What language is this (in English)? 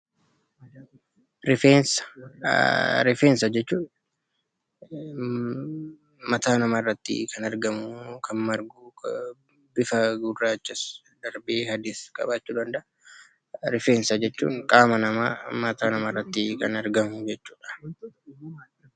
Oromo